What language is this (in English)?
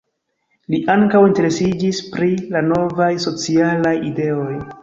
Esperanto